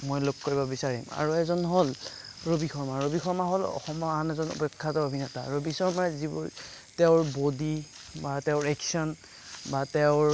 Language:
Assamese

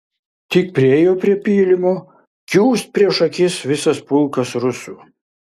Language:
Lithuanian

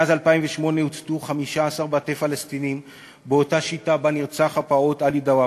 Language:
Hebrew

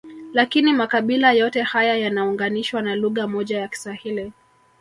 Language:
Swahili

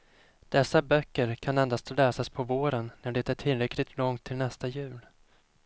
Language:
Swedish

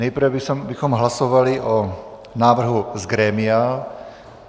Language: Czech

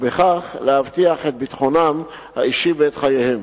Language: Hebrew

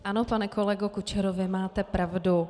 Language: Czech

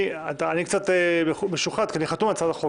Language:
Hebrew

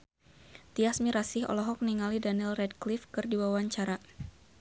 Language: Sundanese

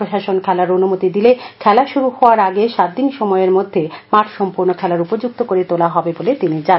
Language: Bangla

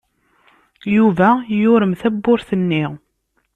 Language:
Kabyle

